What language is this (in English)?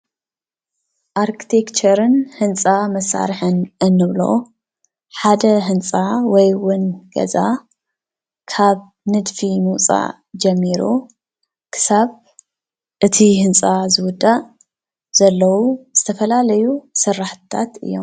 Tigrinya